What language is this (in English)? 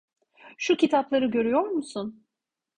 Turkish